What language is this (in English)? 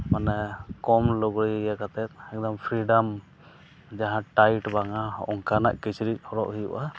Santali